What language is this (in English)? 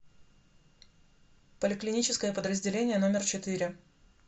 Russian